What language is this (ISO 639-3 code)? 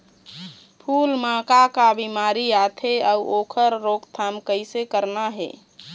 hne